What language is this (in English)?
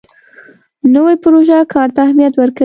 Pashto